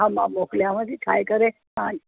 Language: Sindhi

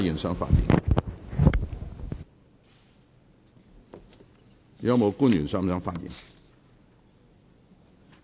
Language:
Cantonese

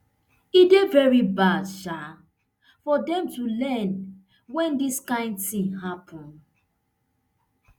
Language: Nigerian Pidgin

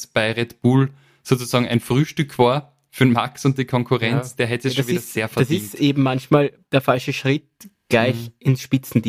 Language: German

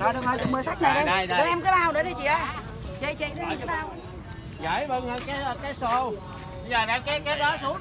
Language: Vietnamese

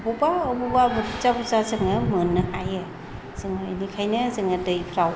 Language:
Bodo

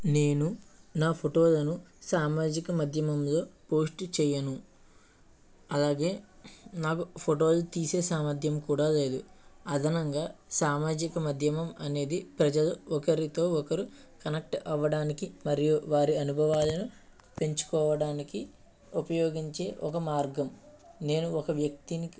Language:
Telugu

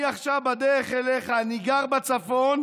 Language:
Hebrew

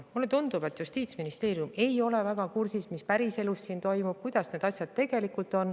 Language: Estonian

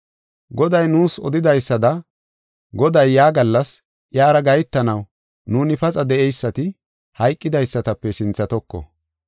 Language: Gofa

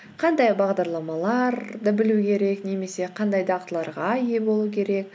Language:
Kazakh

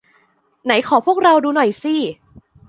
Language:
Thai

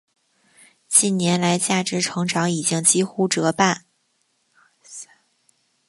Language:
Chinese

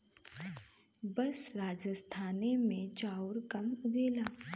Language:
Bhojpuri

